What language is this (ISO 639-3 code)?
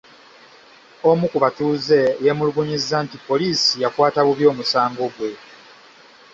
lug